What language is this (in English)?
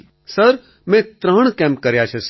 Gujarati